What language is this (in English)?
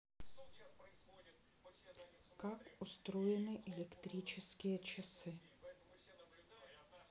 Russian